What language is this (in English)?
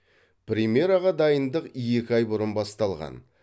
Kazakh